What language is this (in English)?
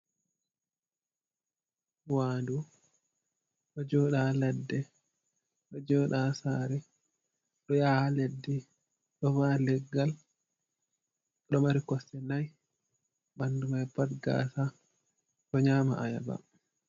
Fula